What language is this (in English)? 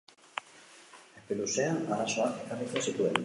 Basque